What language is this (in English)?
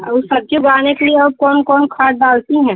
Hindi